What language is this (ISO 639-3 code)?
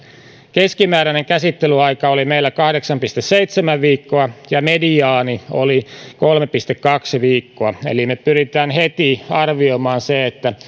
fin